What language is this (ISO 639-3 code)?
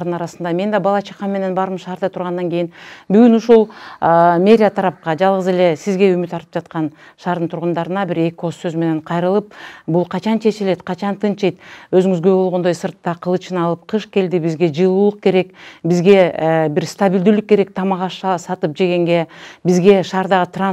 tur